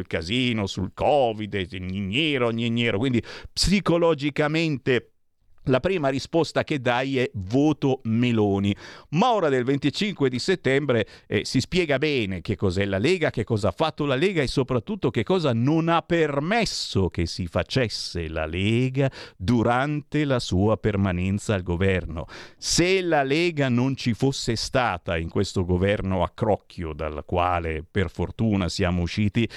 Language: Italian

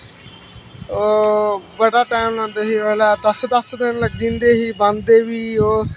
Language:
Dogri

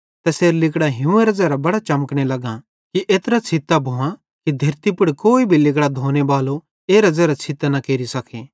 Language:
Bhadrawahi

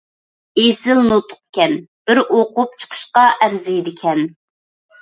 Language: Uyghur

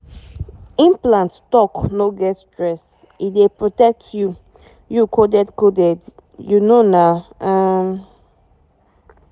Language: Nigerian Pidgin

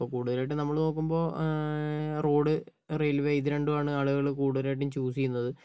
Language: Malayalam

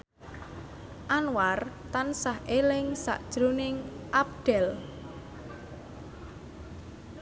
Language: Javanese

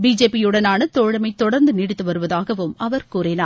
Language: Tamil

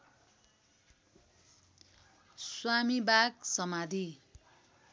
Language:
Nepali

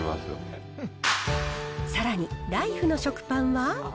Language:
Japanese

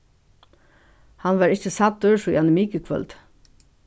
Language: Faroese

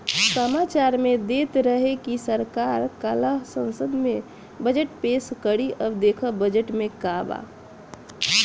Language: Bhojpuri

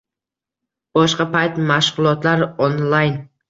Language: Uzbek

